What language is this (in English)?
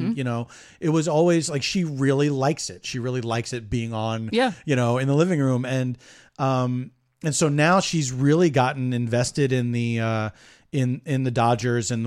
English